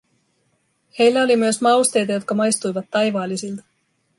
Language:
Finnish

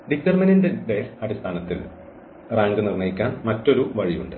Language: Malayalam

